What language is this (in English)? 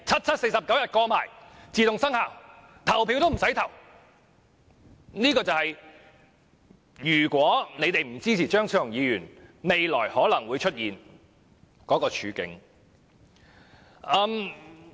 Cantonese